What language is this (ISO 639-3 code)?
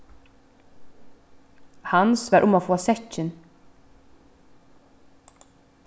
fao